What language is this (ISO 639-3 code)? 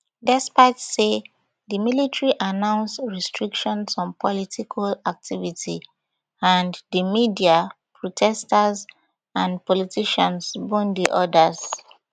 pcm